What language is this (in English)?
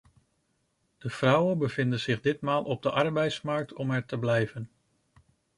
Dutch